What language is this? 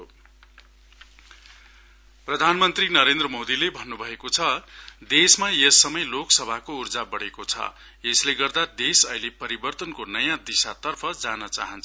Nepali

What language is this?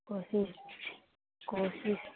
Urdu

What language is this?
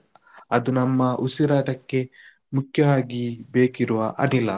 Kannada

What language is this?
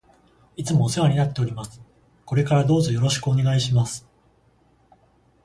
Japanese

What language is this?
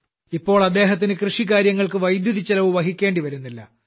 Malayalam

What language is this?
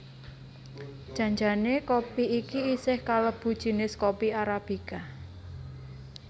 Javanese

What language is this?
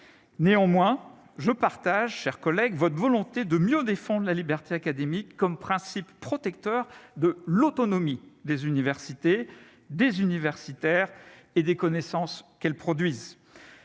French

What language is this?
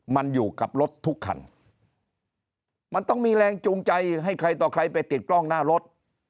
Thai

